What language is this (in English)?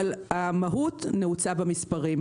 Hebrew